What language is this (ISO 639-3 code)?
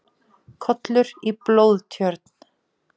isl